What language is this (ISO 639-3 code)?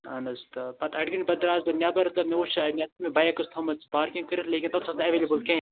kas